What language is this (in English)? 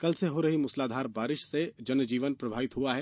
Hindi